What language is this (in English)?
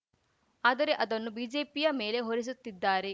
Kannada